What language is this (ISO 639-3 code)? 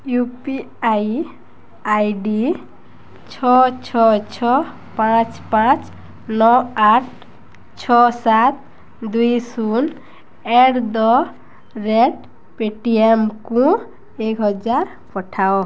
ori